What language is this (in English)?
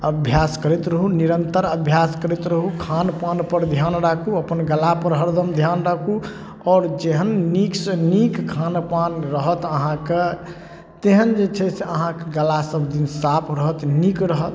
Maithili